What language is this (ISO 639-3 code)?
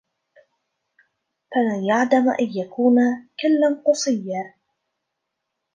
ara